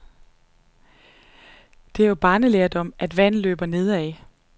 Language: Danish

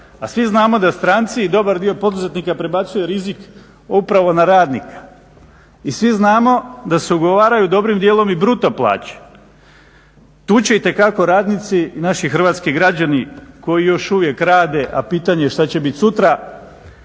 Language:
Croatian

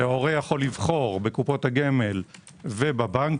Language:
Hebrew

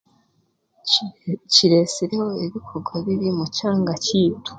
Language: Chiga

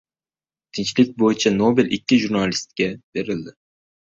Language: Uzbek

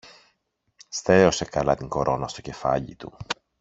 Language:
Greek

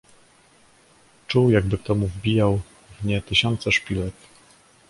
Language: Polish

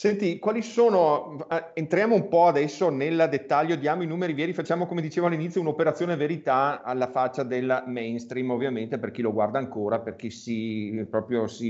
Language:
Italian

